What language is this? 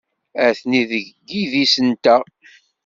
Kabyle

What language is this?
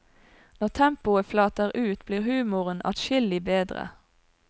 Norwegian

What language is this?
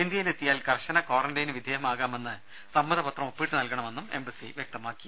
Malayalam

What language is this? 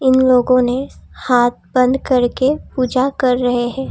Hindi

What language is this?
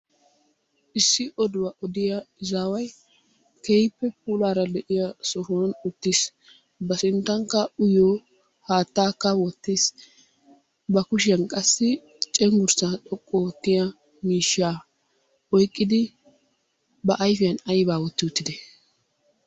Wolaytta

